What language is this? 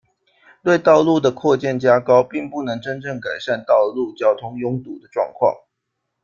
Chinese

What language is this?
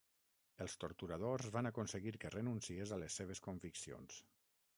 Catalan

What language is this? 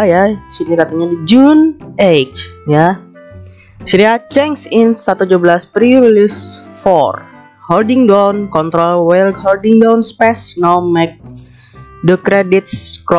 Indonesian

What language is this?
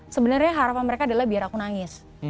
Indonesian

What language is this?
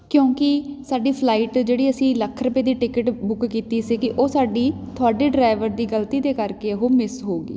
Punjabi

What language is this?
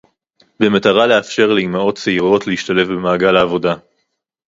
Hebrew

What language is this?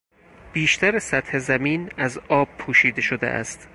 Persian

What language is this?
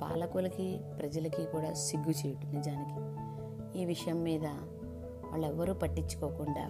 Telugu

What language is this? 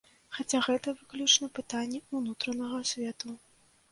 Belarusian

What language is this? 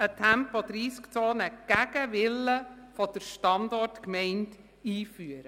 Swiss German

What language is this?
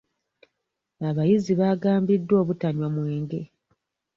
Ganda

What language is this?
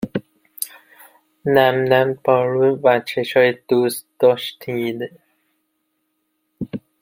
Persian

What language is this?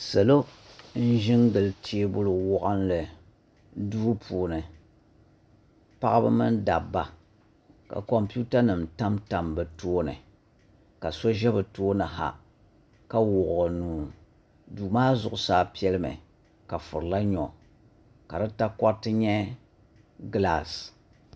Dagbani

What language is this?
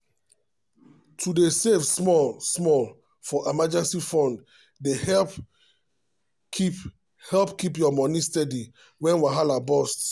Nigerian Pidgin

